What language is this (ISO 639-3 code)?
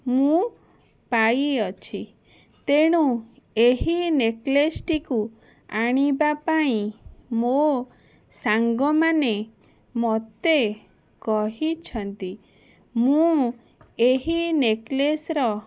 ori